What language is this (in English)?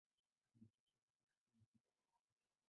Swahili